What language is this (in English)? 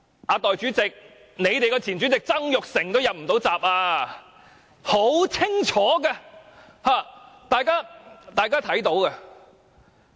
Cantonese